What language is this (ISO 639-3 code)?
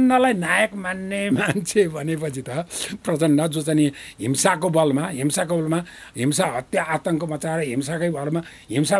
ara